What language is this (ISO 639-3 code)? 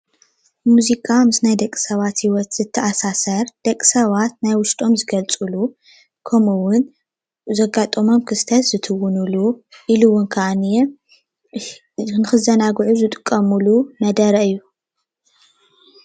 tir